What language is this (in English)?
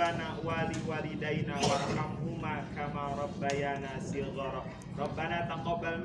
Indonesian